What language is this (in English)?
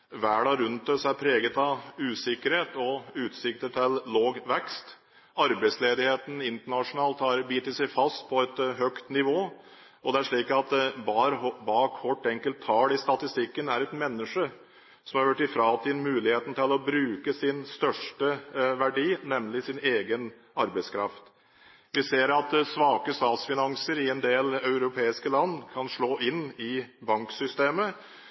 Norwegian Bokmål